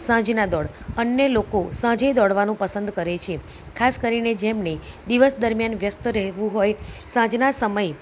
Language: Gujarati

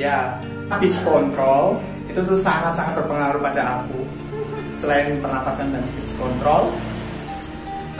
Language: Indonesian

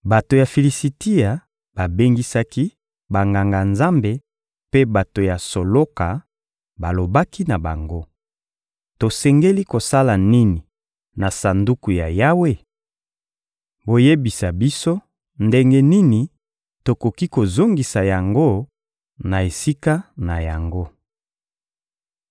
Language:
Lingala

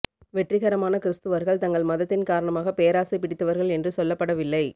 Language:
Tamil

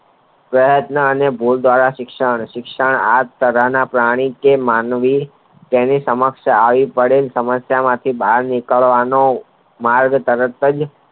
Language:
Gujarati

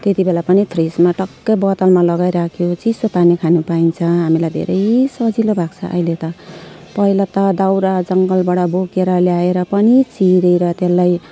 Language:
Nepali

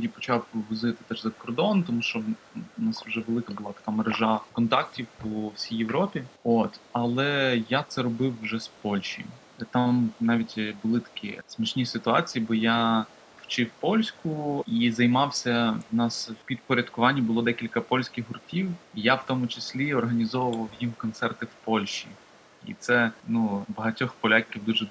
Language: Ukrainian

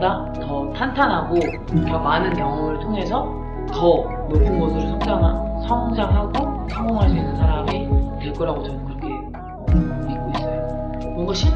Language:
Korean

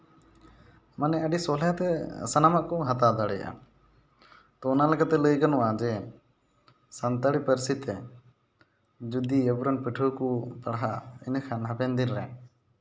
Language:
Santali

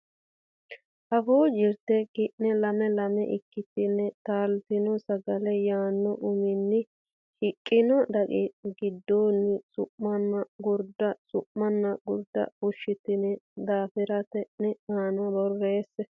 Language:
Sidamo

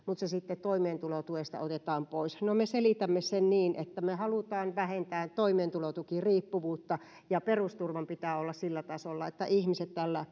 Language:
Finnish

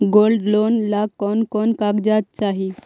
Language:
Magahi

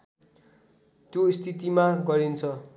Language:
Nepali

